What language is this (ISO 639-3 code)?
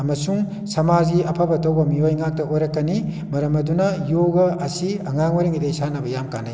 mni